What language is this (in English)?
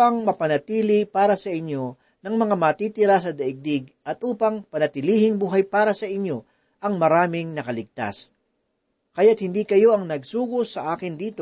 Filipino